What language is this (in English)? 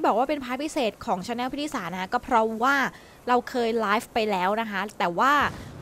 Thai